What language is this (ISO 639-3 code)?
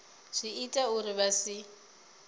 ven